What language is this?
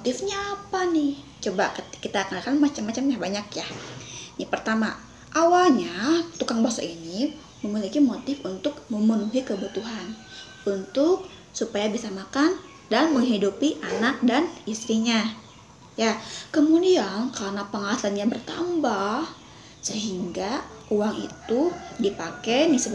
Indonesian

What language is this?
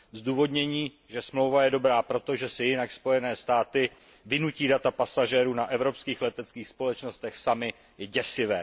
Czech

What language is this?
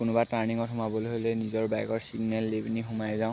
Assamese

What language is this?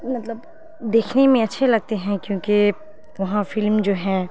Urdu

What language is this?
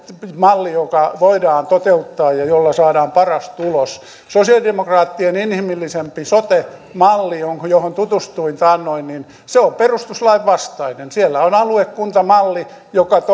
Finnish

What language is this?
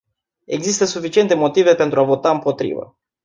Romanian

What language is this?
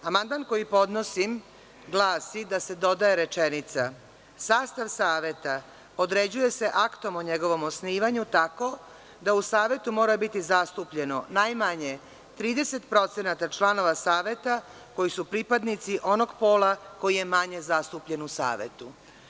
Serbian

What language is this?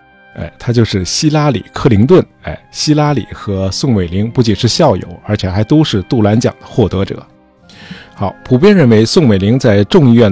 Chinese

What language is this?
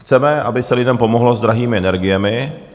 Czech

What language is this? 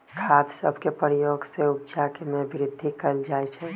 Magahi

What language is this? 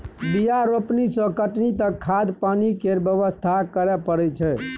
Maithili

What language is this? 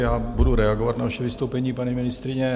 Czech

